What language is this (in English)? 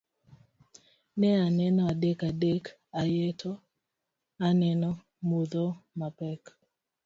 Luo (Kenya and Tanzania)